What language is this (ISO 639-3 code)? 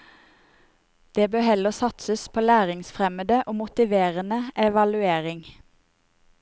nor